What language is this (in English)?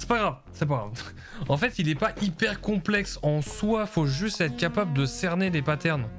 French